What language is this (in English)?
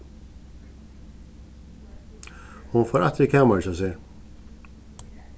Faroese